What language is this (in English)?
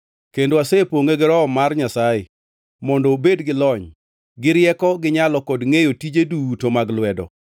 Luo (Kenya and Tanzania)